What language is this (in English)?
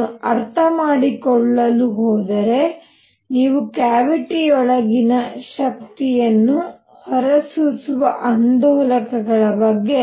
Kannada